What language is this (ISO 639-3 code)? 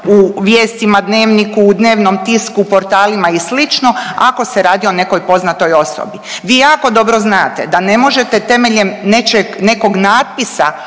hrv